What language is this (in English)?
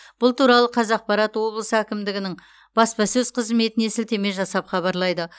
Kazakh